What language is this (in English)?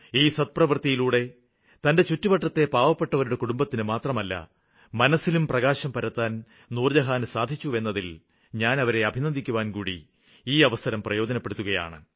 Malayalam